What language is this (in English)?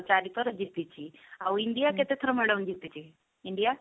Odia